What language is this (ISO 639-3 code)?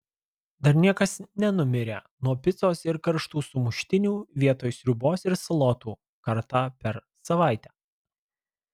lit